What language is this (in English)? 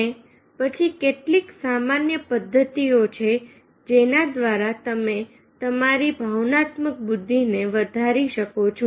Gujarati